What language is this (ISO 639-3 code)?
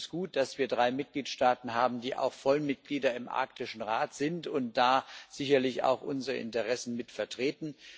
deu